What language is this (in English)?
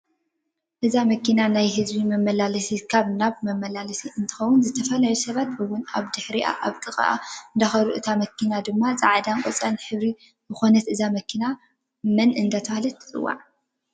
Tigrinya